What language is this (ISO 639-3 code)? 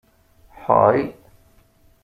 kab